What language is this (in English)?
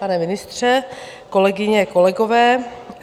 Czech